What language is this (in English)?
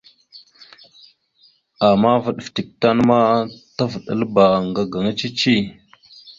Mada (Cameroon)